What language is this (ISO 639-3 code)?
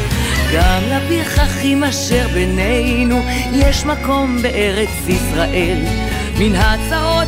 heb